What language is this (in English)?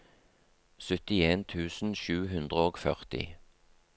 Norwegian